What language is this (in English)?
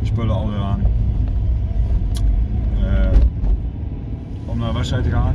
Dutch